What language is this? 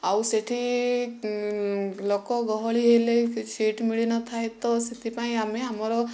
Odia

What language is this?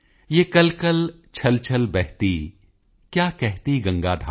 Punjabi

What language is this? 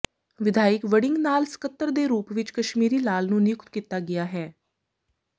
Punjabi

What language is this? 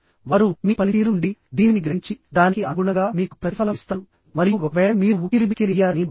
Telugu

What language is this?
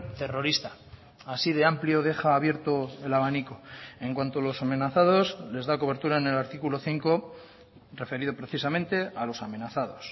Spanish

